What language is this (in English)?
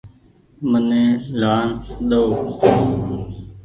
Goaria